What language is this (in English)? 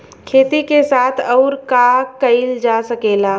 Bhojpuri